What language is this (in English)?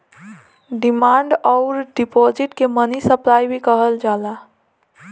Bhojpuri